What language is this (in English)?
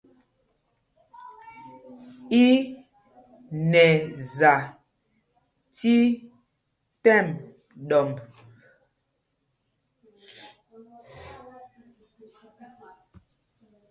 Mpumpong